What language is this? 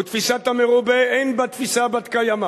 Hebrew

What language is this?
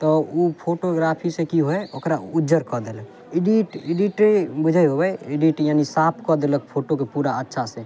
Maithili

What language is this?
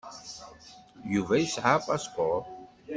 Kabyle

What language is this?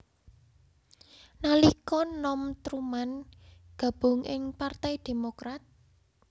Javanese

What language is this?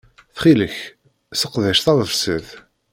Kabyle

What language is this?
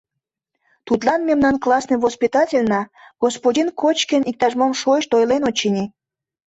Mari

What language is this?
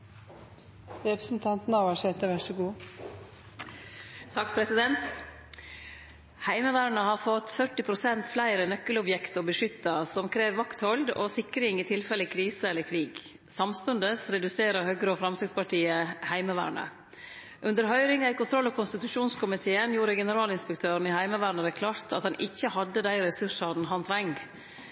Norwegian Nynorsk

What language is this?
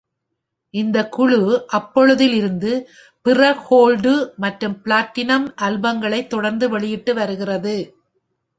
Tamil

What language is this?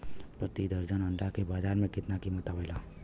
Bhojpuri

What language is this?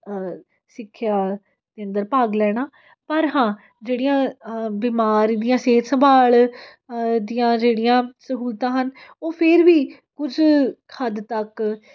Punjabi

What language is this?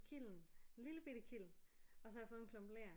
Danish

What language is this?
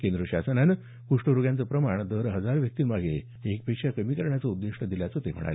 Marathi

